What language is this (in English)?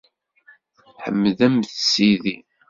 Kabyle